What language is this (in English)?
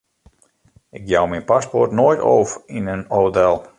Western Frisian